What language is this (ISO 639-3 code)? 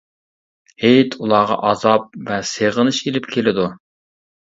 uig